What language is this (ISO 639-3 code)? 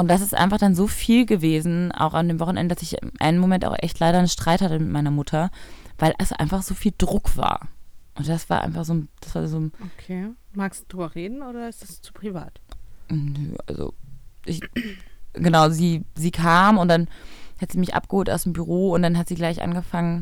deu